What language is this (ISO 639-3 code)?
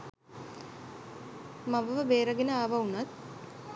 sin